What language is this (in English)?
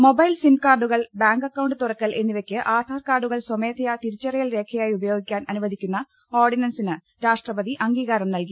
Malayalam